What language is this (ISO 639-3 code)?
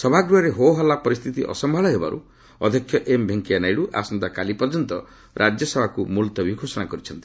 ori